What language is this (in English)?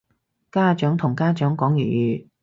Cantonese